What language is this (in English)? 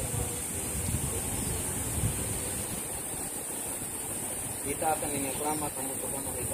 Indonesian